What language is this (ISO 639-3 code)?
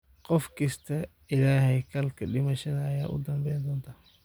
som